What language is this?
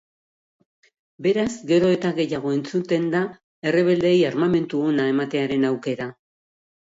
Basque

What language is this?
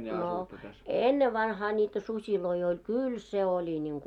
Finnish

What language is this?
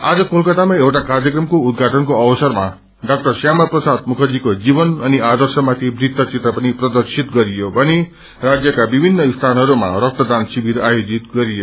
Nepali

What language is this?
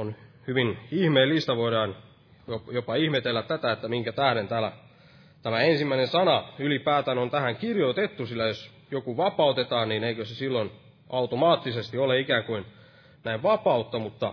Finnish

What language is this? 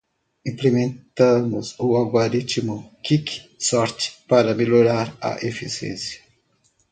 Portuguese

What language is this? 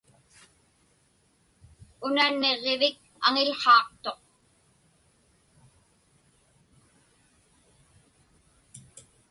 Inupiaq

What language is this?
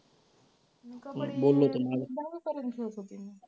Marathi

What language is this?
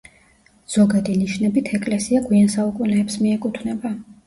Georgian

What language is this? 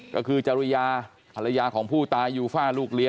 Thai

